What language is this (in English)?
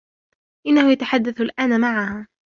Arabic